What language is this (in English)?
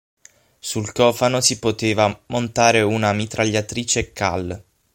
Italian